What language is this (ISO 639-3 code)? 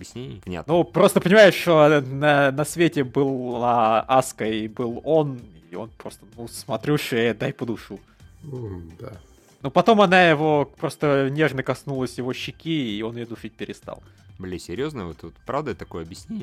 rus